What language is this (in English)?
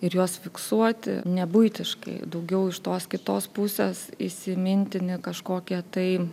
Lithuanian